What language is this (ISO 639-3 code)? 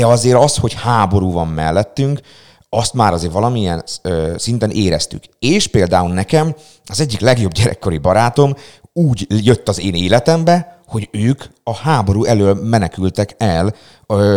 hun